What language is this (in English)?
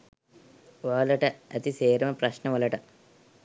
Sinhala